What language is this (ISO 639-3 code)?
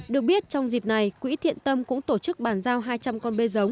vie